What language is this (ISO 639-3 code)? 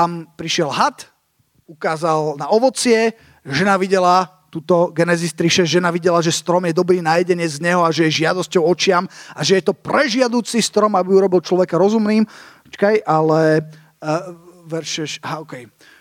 slk